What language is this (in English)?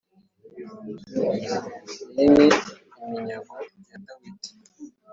Kinyarwanda